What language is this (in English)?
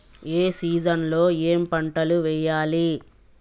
Telugu